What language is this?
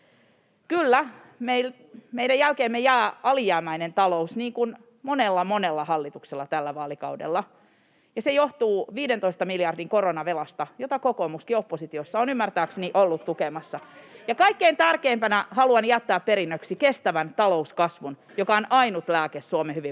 Finnish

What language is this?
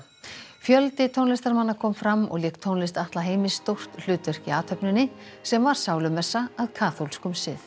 Icelandic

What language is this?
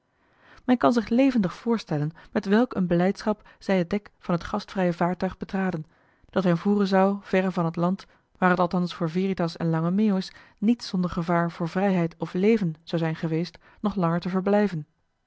Dutch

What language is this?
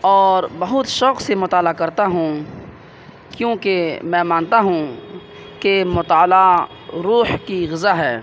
Urdu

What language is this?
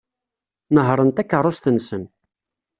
Kabyle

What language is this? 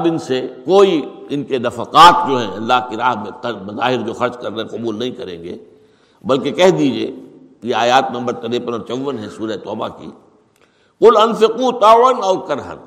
Urdu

